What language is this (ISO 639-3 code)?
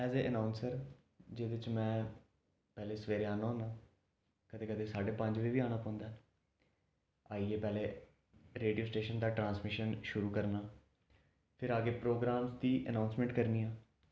doi